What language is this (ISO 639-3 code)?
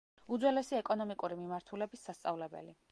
kat